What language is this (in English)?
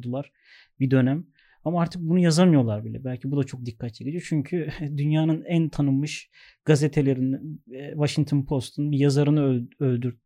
Turkish